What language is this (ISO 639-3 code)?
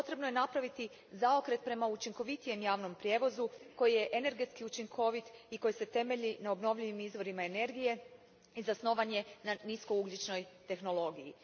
hrv